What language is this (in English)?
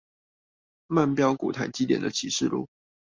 Chinese